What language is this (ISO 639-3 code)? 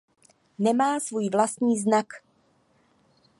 ces